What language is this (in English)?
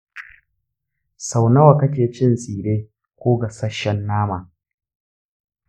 Hausa